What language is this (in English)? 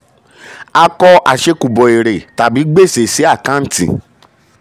Yoruba